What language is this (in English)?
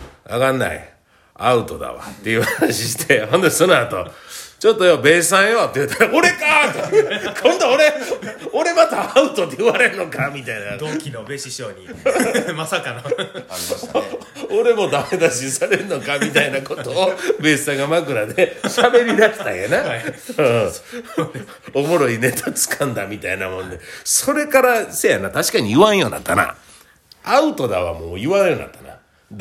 Japanese